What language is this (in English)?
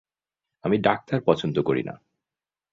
Bangla